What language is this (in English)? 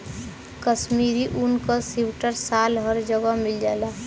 Bhojpuri